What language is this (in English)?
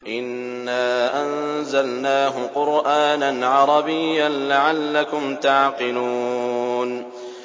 Arabic